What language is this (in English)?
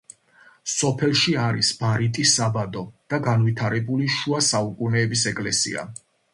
Georgian